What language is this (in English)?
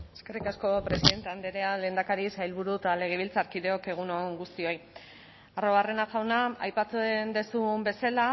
Basque